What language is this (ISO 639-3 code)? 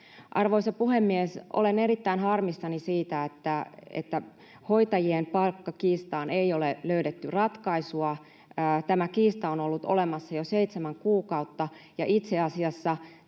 fin